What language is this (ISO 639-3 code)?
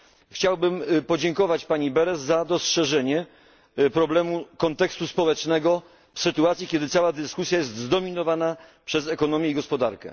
pol